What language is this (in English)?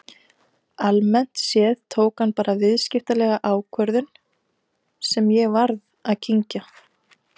Icelandic